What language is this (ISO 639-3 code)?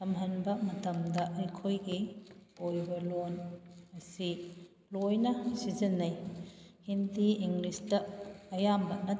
mni